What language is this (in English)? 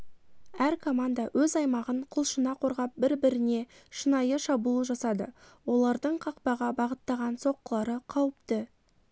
Kazakh